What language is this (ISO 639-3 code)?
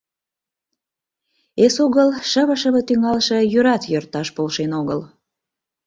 chm